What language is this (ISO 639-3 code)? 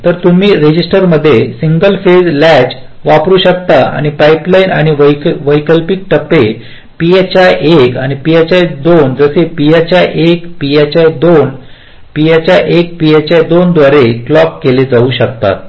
mar